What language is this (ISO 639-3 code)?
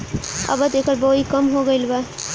bho